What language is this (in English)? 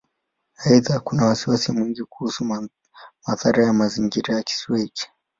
Swahili